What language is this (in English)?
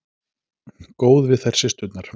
Icelandic